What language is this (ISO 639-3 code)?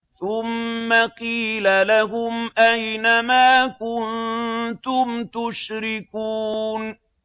ara